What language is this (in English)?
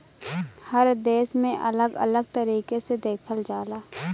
Bhojpuri